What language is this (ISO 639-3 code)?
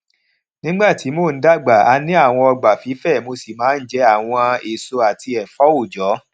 yor